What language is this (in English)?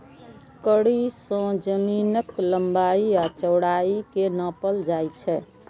Maithili